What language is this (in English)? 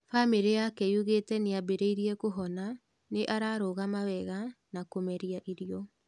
Kikuyu